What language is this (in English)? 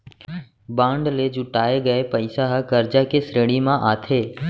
Chhattisgarhi